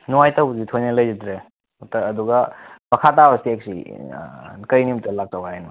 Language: Manipuri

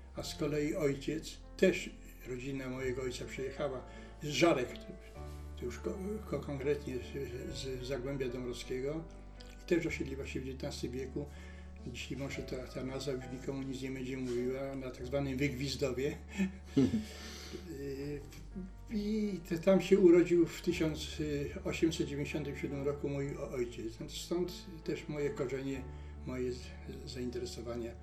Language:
Polish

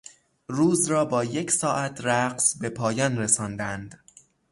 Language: Persian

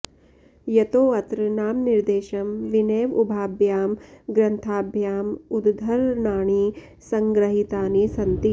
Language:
Sanskrit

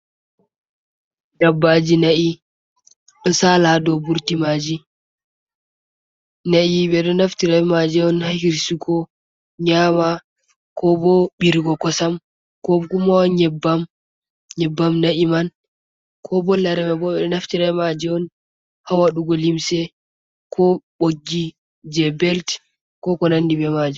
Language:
Fula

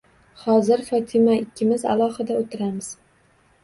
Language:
Uzbek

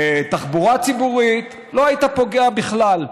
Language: Hebrew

